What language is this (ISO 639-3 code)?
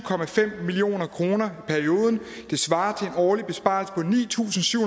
dan